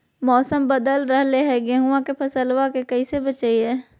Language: Magahi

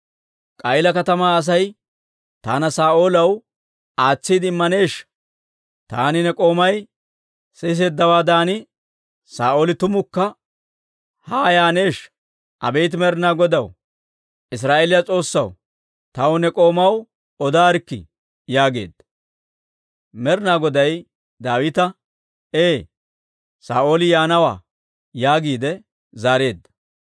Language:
Dawro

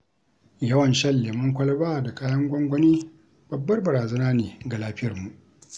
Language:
Hausa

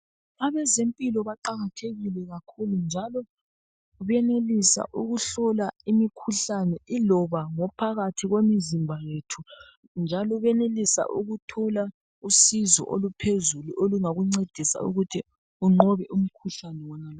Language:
North Ndebele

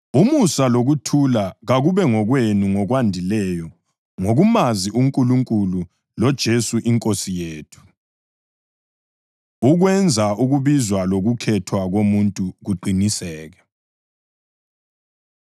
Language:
North Ndebele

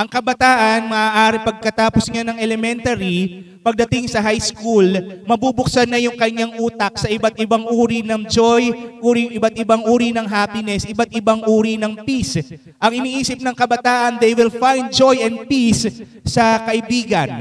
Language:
Filipino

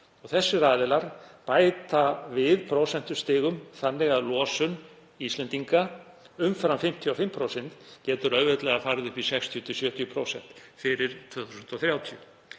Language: Icelandic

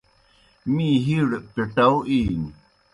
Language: Kohistani Shina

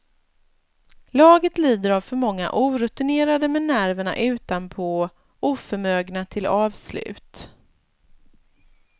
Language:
Swedish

